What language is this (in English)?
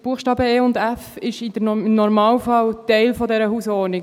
Swiss German